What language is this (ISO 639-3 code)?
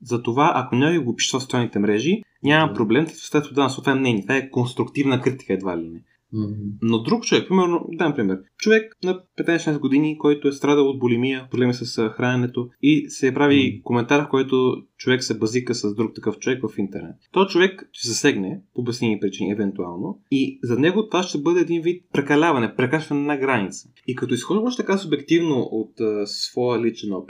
bul